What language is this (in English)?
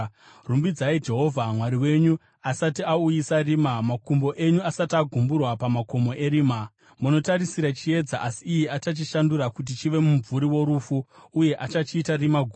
Shona